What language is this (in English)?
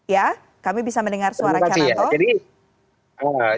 Indonesian